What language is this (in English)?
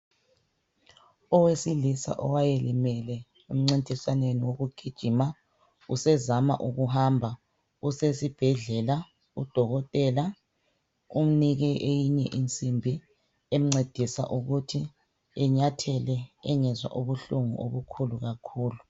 North Ndebele